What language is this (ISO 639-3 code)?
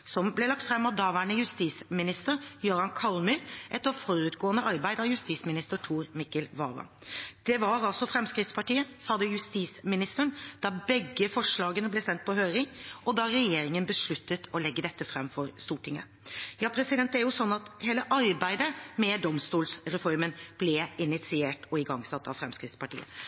nob